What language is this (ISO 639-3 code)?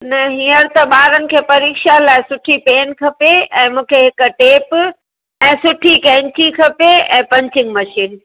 snd